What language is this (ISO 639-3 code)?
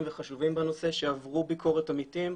heb